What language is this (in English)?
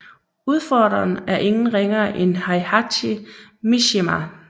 Danish